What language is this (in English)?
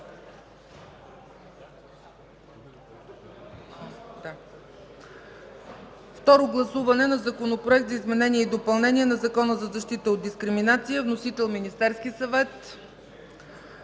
Bulgarian